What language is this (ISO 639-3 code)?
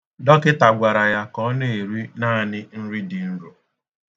ibo